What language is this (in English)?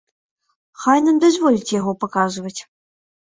Belarusian